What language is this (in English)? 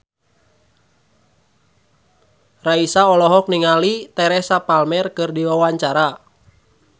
Sundanese